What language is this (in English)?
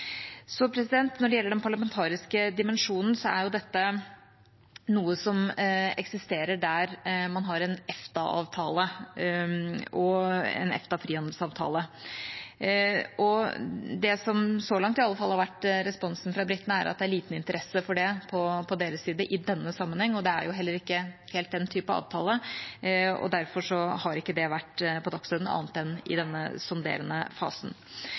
Norwegian Bokmål